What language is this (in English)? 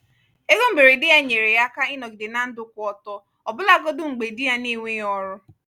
Igbo